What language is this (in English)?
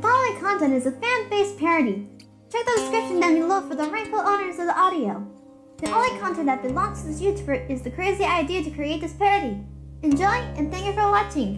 English